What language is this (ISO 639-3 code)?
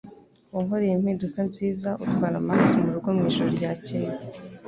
kin